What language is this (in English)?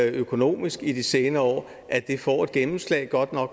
Danish